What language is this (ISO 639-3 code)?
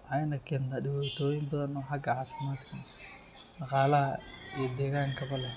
som